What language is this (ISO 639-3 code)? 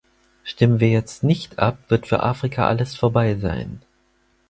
deu